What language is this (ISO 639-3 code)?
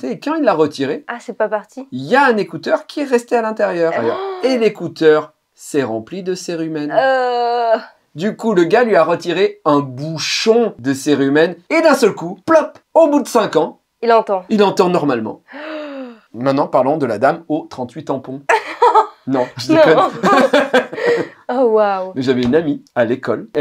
fra